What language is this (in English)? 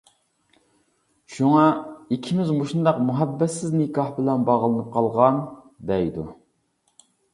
Uyghur